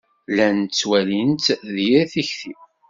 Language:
Kabyle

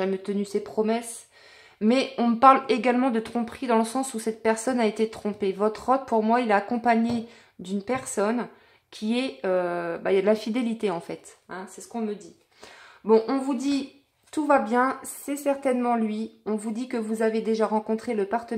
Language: French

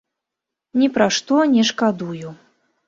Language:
Belarusian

